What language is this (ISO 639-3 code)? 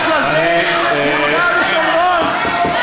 heb